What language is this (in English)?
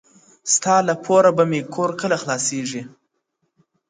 Pashto